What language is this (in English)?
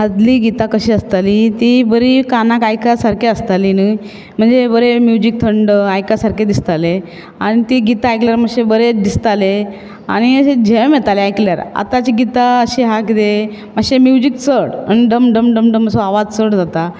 Konkani